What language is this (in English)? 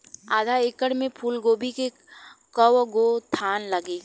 Bhojpuri